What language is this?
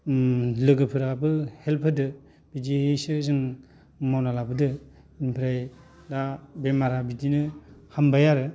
Bodo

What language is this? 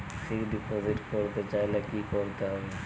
Bangla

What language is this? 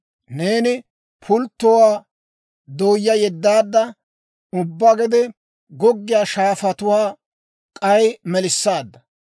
Dawro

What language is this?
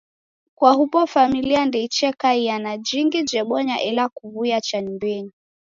Taita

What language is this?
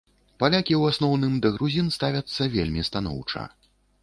Belarusian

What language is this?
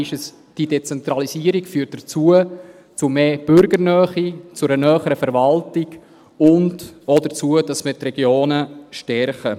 Swiss German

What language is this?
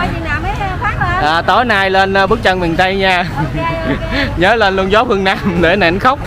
Vietnamese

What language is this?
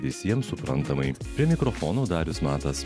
Lithuanian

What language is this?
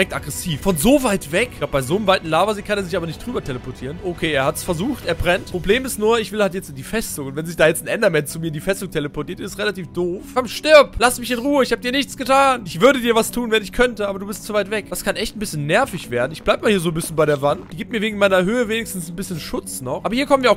German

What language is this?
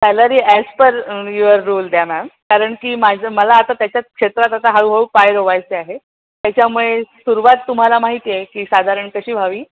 Marathi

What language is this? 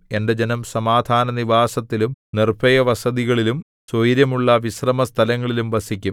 Malayalam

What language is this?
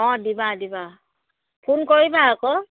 Assamese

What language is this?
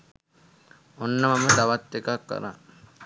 Sinhala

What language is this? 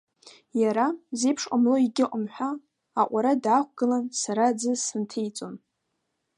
Abkhazian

